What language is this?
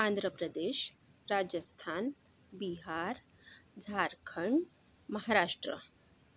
Marathi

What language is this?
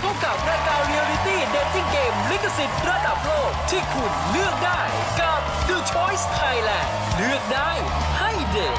Thai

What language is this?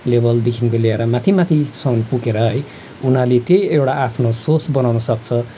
Nepali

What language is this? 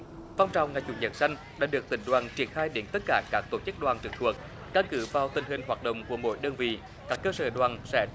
Vietnamese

